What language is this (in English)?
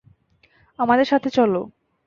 Bangla